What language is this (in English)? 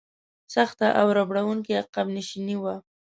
Pashto